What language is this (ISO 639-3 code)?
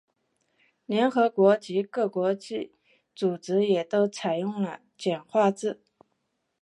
zho